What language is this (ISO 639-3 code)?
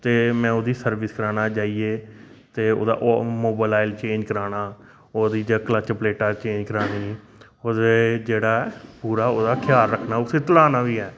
doi